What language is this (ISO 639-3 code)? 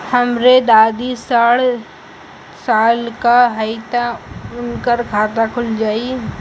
bho